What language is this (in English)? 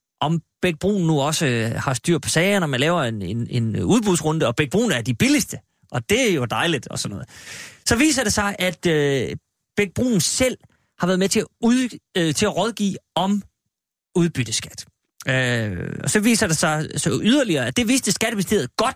Danish